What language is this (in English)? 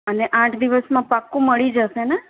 Gujarati